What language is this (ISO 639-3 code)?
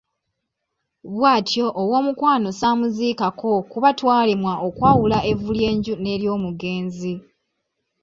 lug